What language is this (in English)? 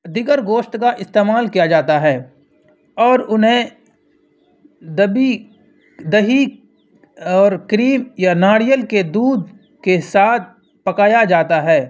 Urdu